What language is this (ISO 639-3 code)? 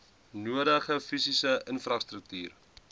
afr